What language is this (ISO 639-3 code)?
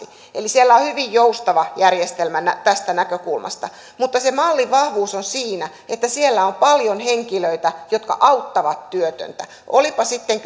fin